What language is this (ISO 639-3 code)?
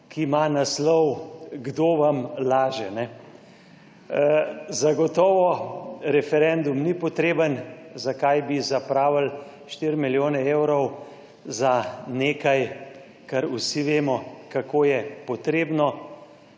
slv